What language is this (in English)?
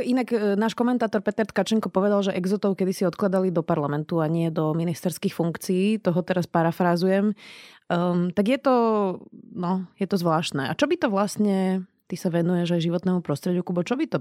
Slovak